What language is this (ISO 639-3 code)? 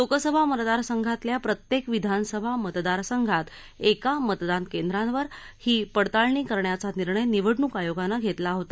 mar